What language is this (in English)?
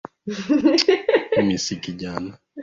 Swahili